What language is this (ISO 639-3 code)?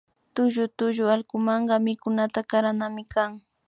qvi